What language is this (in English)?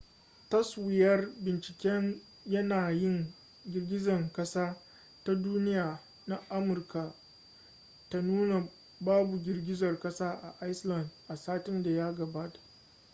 Hausa